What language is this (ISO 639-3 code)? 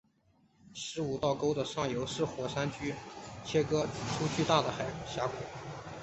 zho